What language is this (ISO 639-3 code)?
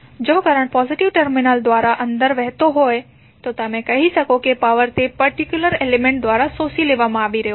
guj